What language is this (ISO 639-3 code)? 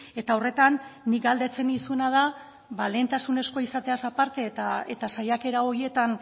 eus